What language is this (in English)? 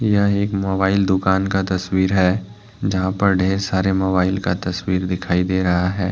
Hindi